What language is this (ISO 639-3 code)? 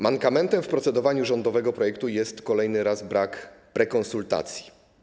pol